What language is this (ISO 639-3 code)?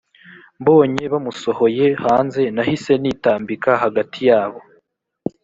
kin